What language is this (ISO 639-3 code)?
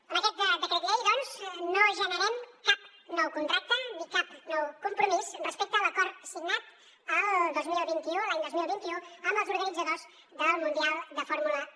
cat